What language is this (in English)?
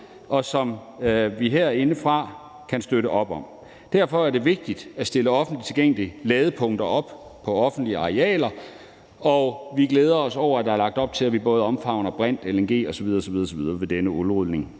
Danish